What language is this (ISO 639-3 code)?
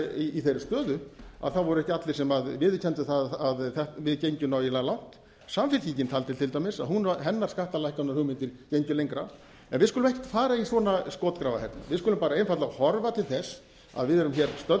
isl